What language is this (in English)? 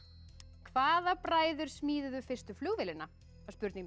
Icelandic